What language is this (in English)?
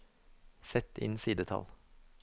Norwegian